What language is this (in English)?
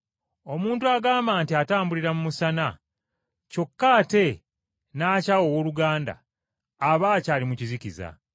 Ganda